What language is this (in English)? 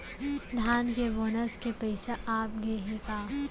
Chhattisgarhi